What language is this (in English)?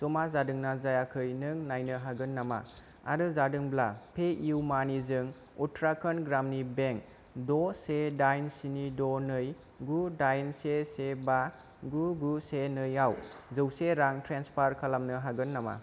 Bodo